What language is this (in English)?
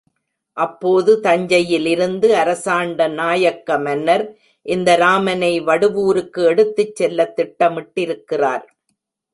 Tamil